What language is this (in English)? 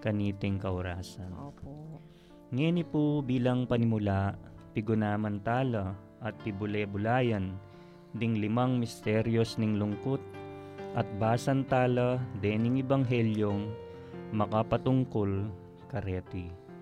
Filipino